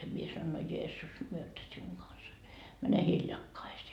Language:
Finnish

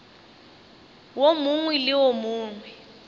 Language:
Northern Sotho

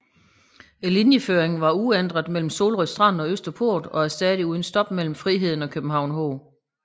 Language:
Danish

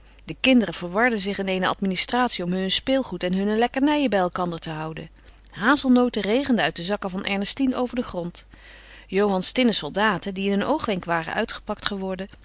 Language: Dutch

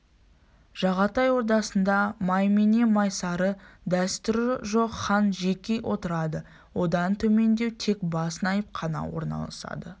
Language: Kazakh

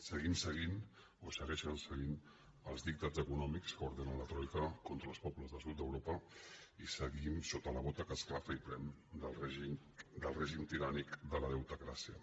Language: Catalan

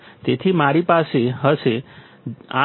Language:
Gujarati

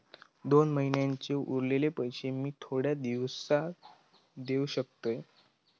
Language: Marathi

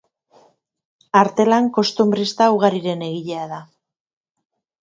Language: Basque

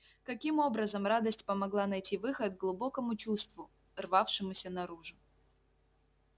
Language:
Russian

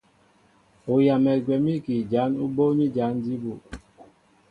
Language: Mbo (Cameroon)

